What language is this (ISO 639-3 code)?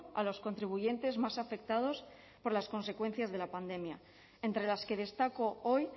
spa